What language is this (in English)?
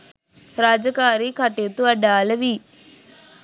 Sinhala